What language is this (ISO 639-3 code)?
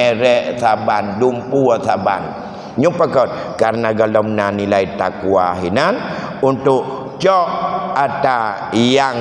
msa